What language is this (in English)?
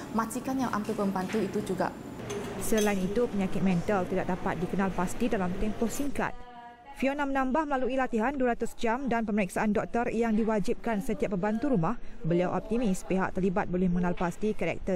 Malay